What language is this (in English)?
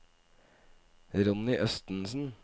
Norwegian